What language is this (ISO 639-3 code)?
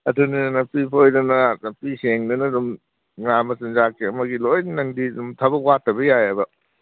mni